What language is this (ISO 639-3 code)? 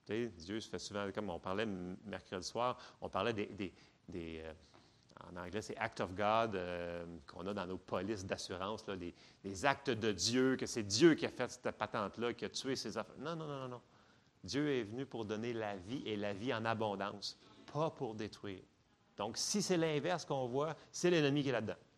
fra